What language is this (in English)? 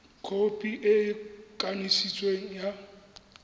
Tswana